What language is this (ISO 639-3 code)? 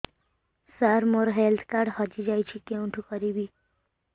ori